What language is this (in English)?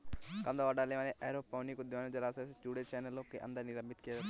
Hindi